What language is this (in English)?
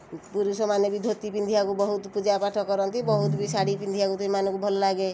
Odia